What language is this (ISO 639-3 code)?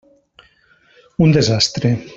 cat